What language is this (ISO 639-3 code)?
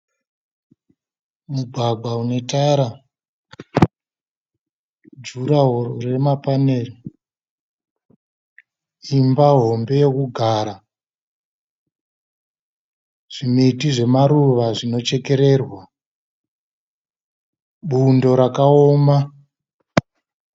sna